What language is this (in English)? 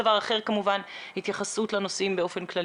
Hebrew